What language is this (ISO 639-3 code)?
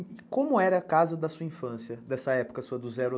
por